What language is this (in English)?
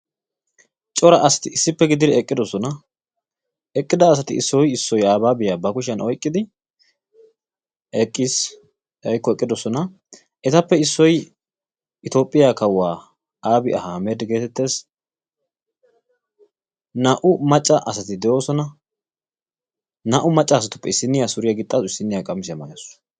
Wolaytta